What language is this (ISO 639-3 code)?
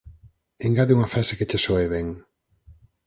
glg